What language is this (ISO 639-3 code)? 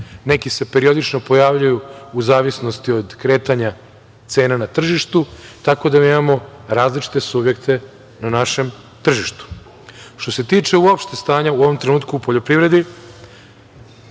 srp